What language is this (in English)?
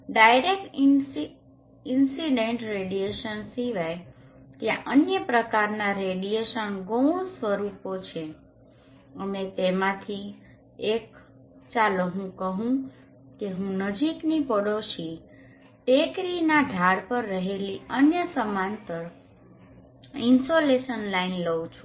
Gujarati